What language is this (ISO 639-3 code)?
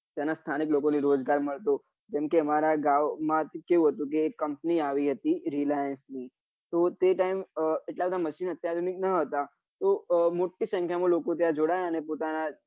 guj